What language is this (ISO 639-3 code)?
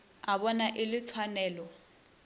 nso